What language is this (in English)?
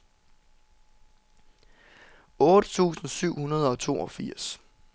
Danish